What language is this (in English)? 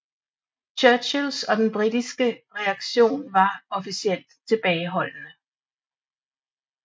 Danish